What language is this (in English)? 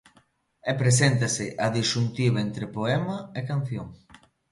Galician